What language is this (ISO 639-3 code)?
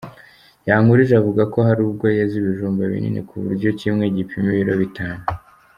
kin